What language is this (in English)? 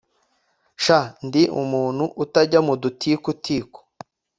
Kinyarwanda